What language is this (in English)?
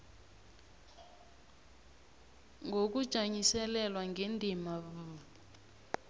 South Ndebele